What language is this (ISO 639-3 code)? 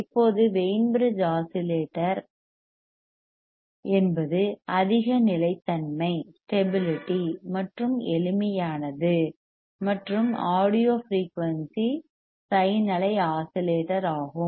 tam